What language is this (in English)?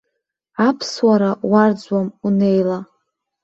Abkhazian